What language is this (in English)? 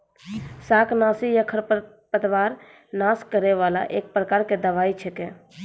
Maithili